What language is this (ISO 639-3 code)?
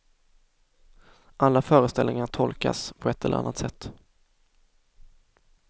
swe